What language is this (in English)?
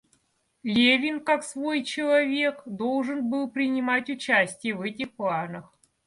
Russian